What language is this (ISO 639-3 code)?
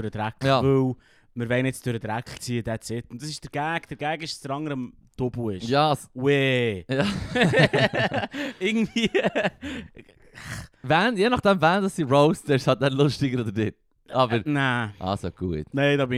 deu